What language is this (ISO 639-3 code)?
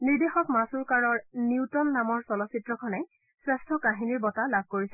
asm